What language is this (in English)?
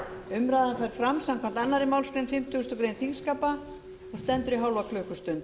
Icelandic